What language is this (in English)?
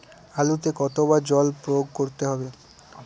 Bangla